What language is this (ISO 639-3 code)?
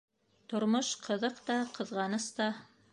bak